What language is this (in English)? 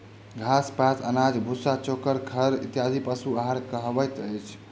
Maithili